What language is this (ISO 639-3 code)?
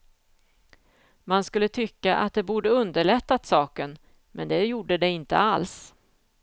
swe